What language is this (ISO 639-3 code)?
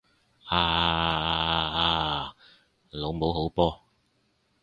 yue